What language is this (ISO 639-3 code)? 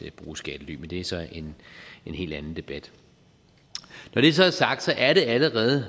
dan